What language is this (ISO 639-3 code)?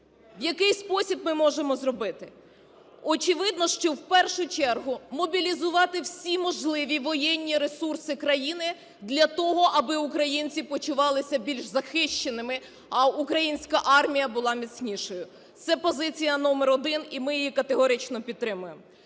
ukr